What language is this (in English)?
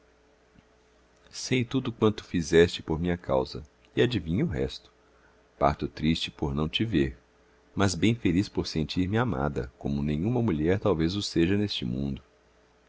Portuguese